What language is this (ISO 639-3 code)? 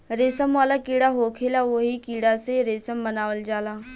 bho